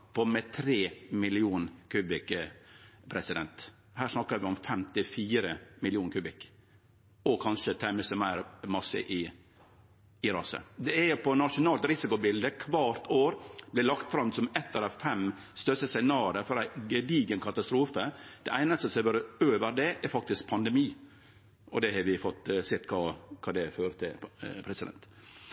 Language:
Norwegian Nynorsk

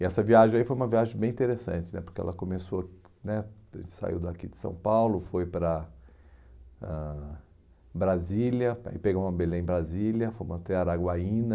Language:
Portuguese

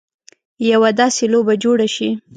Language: Pashto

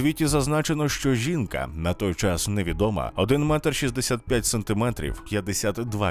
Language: Ukrainian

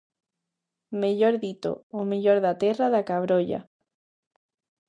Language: Galician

